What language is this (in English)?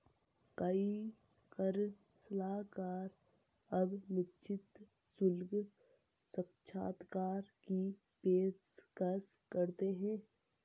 Hindi